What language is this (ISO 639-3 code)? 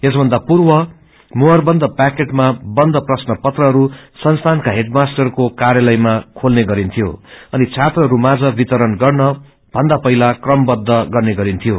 nep